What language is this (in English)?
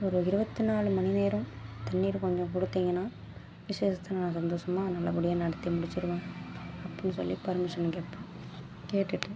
Tamil